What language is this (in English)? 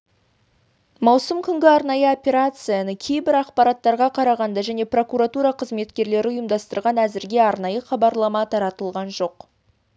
Kazakh